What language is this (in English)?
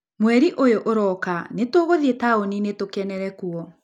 Kikuyu